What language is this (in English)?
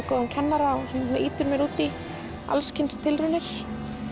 Icelandic